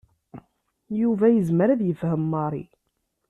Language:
Kabyle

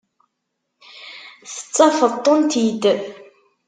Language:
Kabyle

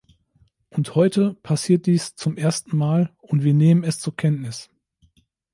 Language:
German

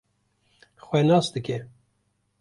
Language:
Kurdish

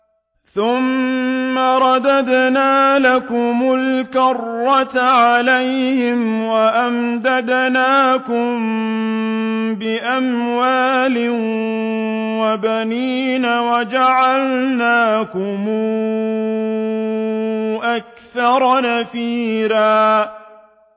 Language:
Arabic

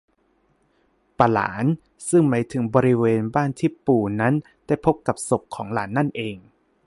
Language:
Thai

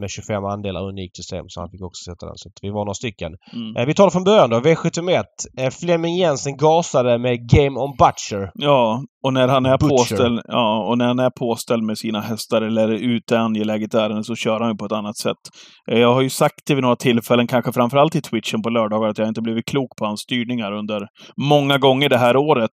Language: Swedish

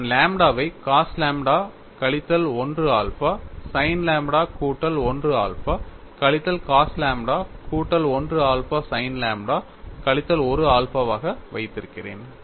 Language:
Tamil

